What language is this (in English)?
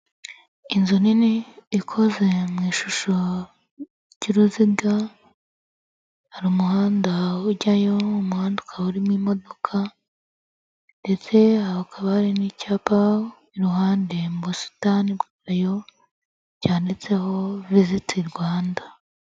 Kinyarwanda